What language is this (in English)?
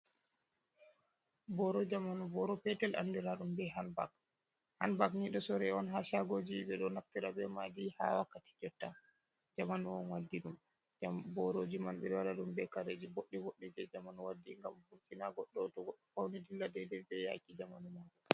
Fula